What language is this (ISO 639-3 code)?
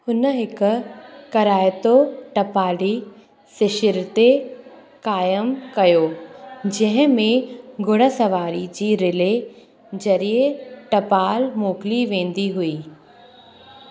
snd